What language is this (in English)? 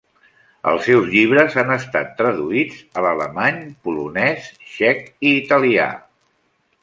Catalan